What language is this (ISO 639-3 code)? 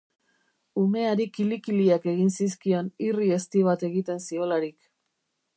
eus